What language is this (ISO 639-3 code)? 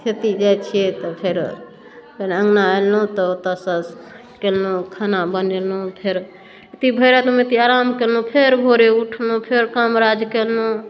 mai